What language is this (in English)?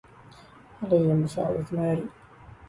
Arabic